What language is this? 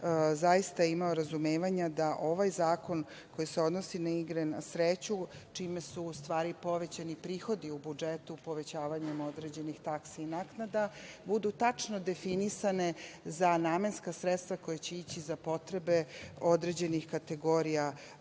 Serbian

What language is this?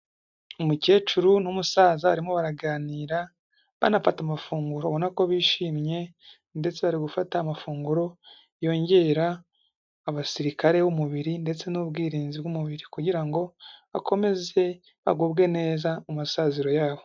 Kinyarwanda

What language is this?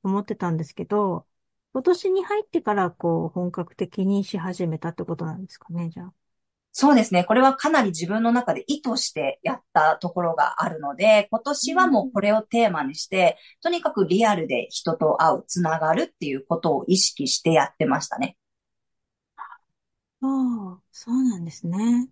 Japanese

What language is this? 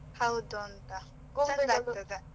Kannada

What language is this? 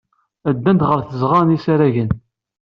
Kabyle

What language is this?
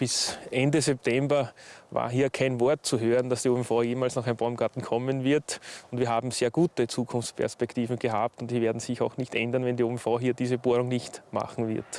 German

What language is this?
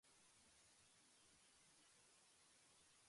Japanese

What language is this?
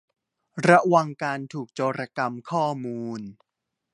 Thai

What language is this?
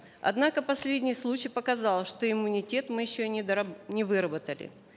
Kazakh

